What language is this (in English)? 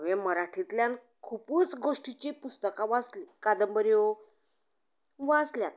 Konkani